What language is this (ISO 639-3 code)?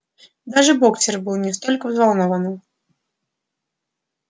rus